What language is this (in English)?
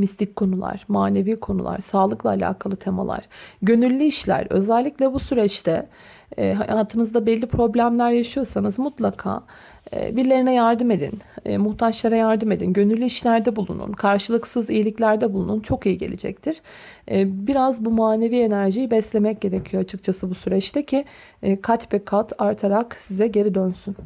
Turkish